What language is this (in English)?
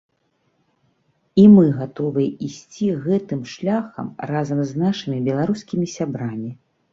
Belarusian